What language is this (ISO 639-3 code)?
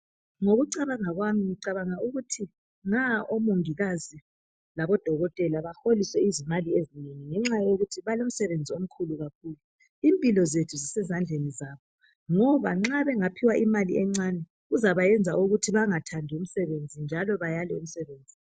nde